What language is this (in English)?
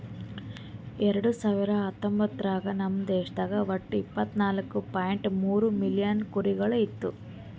Kannada